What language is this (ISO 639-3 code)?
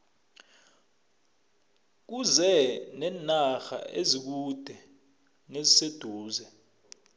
nbl